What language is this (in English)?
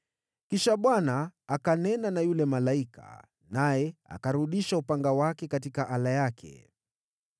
Swahili